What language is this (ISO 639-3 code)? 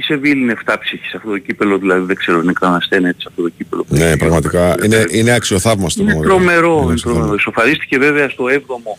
ell